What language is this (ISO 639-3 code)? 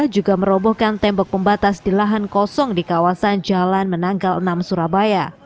ind